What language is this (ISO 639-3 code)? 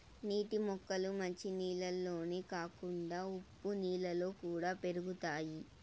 tel